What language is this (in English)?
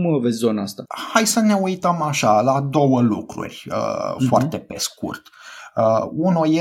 Romanian